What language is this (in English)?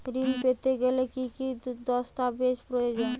Bangla